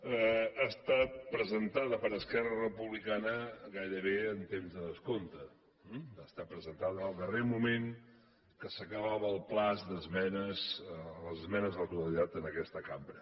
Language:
Catalan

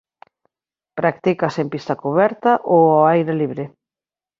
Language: Galician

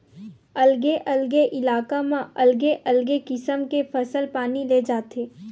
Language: Chhattisgarhi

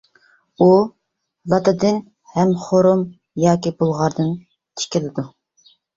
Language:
Uyghur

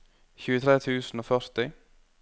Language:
Norwegian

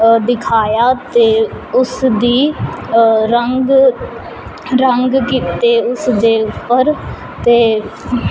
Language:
Punjabi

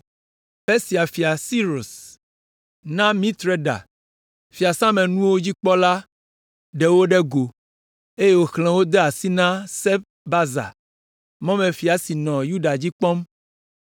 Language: Ewe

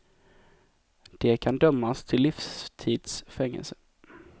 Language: Swedish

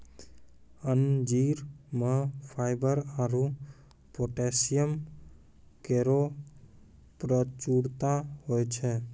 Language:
Maithili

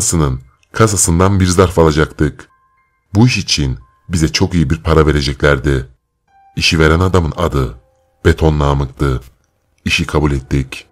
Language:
Turkish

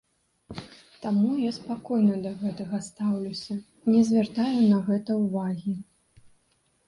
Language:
Belarusian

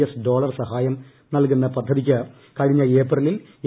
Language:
Malayalam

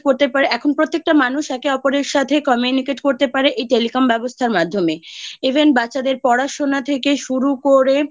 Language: Bangla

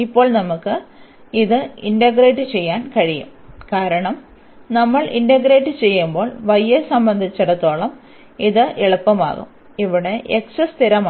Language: Malayalam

